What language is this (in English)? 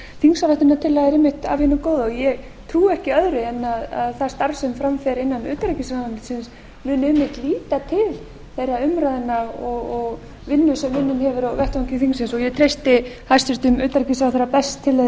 Icelandic